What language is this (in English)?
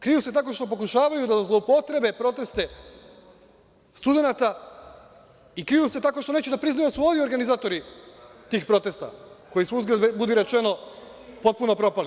Serbian